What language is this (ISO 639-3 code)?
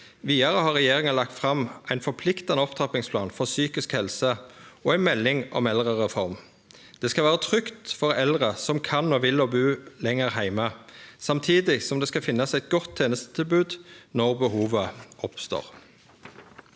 nor